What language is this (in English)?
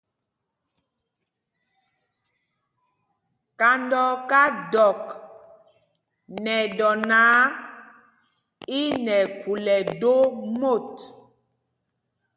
Mpumpong